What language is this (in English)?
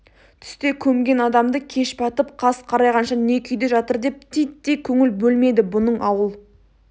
Kazakh